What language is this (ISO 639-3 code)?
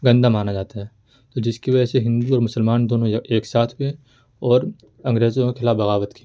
urd